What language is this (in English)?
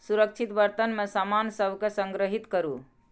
Maithili